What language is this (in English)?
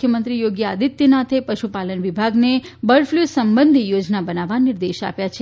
Gujarati